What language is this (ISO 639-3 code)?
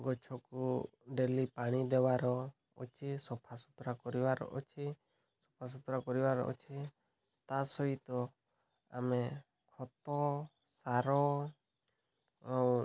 ori